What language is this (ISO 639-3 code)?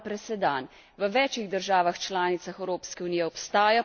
slv